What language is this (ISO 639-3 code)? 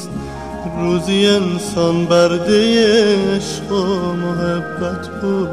fas